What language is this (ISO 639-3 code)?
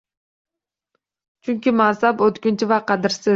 uzb